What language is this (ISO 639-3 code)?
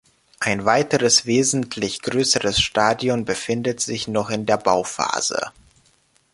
deu